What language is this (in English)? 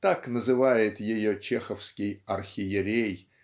Russian